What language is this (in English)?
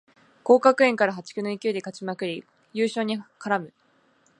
Japanese